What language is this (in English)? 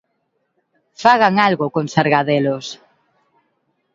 Galician